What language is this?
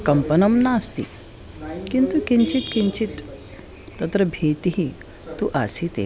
Sanskrit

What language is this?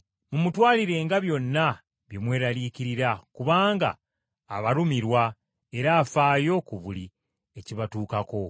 Ganda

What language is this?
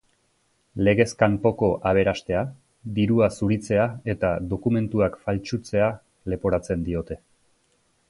Basque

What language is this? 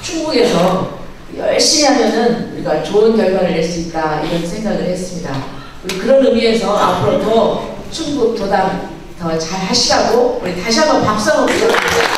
Korean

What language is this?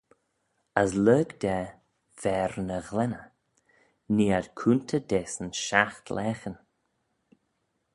Manx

